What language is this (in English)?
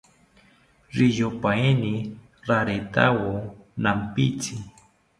South Ucayali Ashéninka